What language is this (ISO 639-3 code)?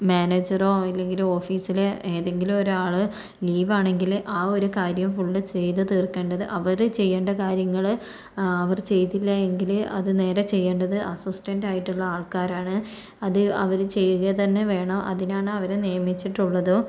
mal